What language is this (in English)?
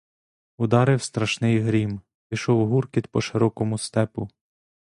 Ukrainian